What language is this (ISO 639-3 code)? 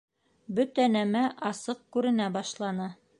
bak